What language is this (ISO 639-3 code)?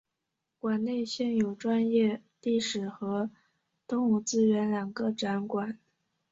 zho